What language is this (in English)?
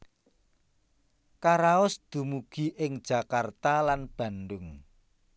Javanese